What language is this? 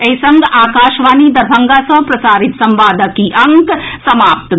Maithili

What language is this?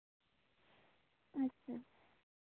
Santali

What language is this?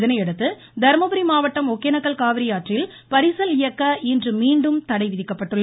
Tamil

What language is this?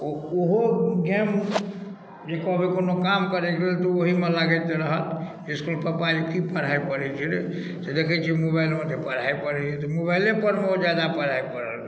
Maithili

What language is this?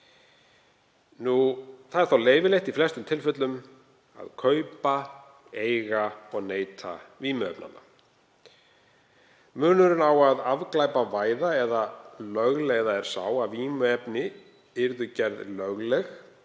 Icelandic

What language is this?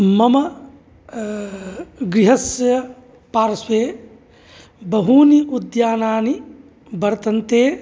Sanskrit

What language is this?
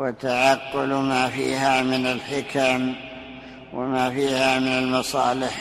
Arabic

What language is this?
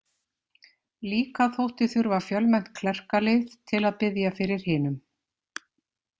Icelandic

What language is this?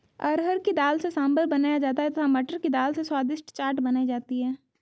Hindi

